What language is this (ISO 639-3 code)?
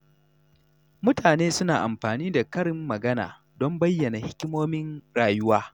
hau